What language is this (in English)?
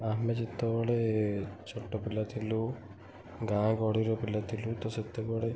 Odia